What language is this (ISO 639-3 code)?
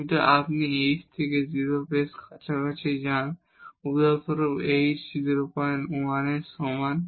ben